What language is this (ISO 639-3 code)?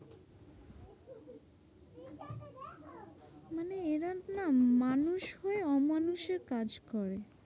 ben